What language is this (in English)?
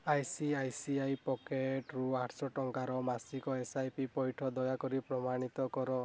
Odia